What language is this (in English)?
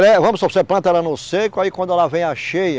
Portuguese